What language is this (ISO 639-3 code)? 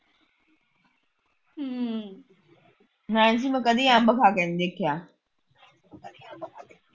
pan